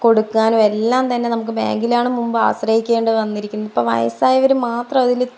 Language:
Malayalam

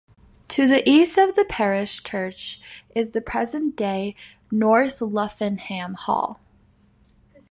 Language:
English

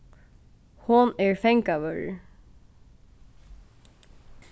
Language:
Faroese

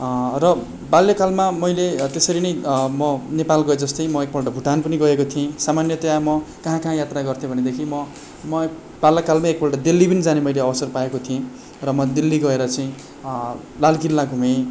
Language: Nepali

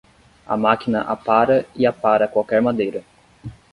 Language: Portuguese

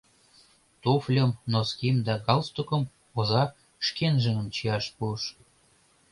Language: Mari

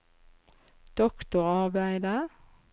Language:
Norwegian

